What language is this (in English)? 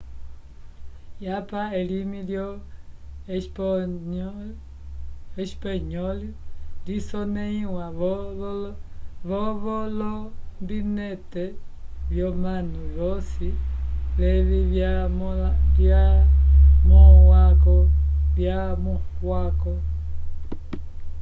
Umbundu